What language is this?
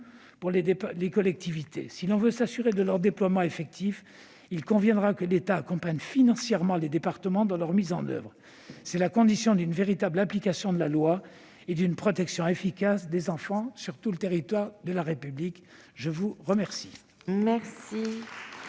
French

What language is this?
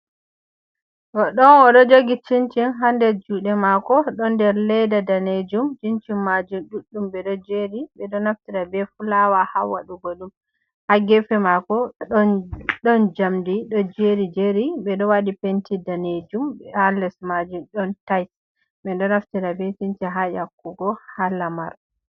Fula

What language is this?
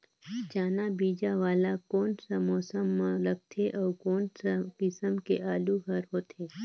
Chhattisgarhi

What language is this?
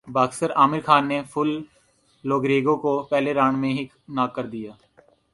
Urdu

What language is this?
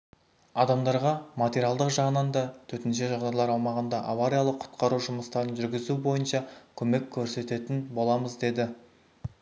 Kazakh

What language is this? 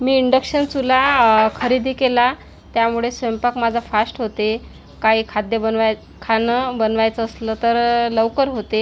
Marathi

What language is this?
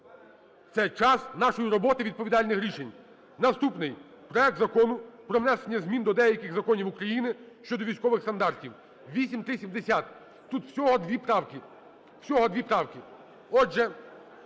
Ukrainian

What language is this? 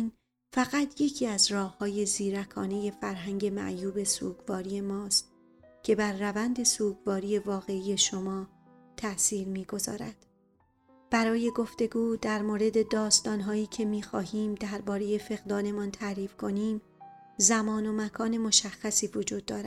Persian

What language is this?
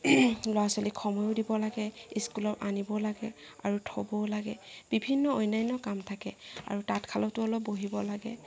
Assamese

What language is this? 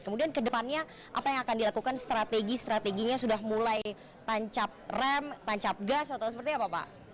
Indonesian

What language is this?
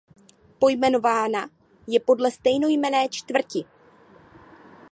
Czech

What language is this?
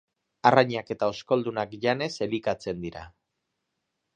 Basque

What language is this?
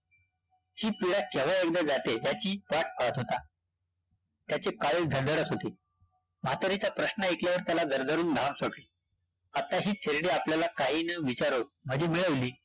Marathi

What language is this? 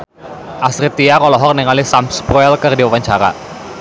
Sundanese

